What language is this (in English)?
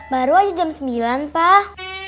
Indonesian